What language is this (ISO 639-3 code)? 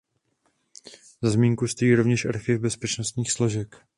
ces